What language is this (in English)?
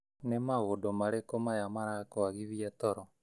Kikuyu